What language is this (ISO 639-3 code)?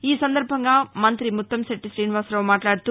tel